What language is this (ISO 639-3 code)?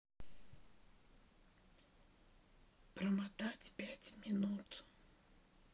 rus